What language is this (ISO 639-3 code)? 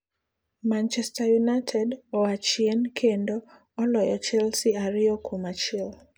luo